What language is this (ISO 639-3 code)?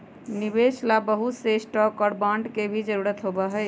mag